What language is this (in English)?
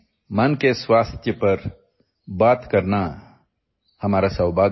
English